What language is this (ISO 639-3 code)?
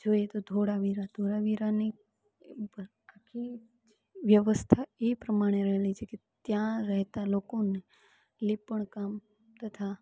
guj